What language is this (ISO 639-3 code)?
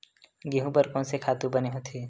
hne